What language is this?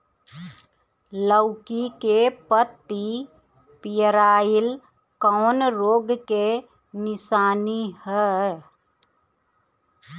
Bhojpuri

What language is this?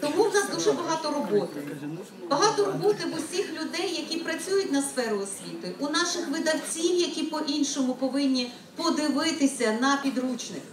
Ukrainian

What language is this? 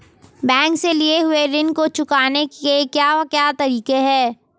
Hindi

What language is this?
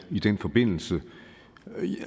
Danish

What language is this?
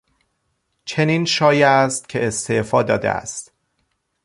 Persian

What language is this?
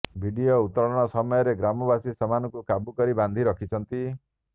Odia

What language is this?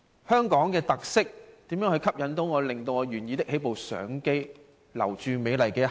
Cantonese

